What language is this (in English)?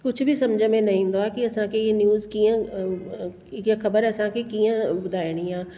Sindhi